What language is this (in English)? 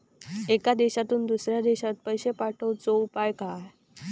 Marathi